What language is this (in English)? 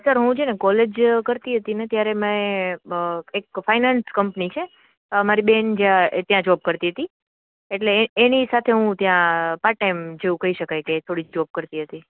Gujarati